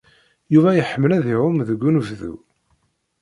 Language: Kabyle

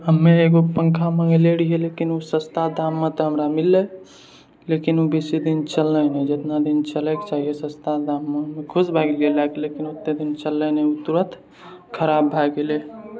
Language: Maithili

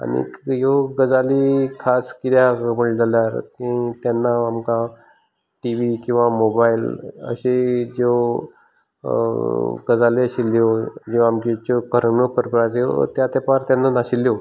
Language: Konkani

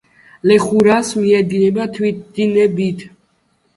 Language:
Georgian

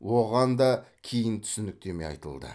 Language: Kazakh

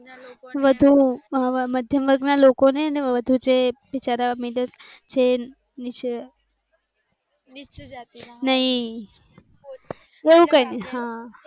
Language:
Gujarati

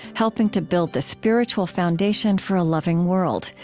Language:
English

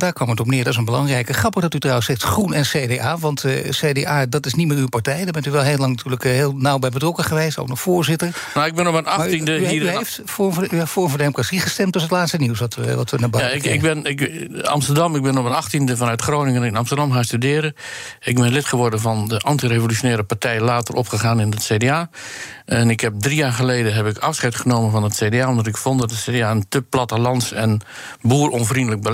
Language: Dutch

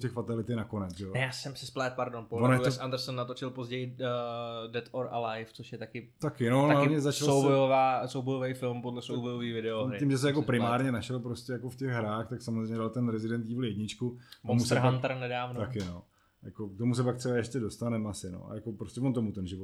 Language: Czech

